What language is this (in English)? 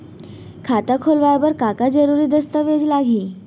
Chhattisgarhi